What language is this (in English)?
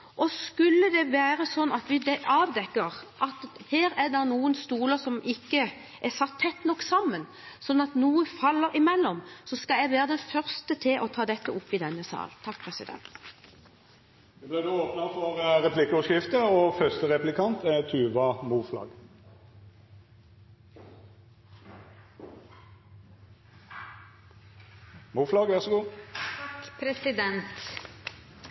Norwegian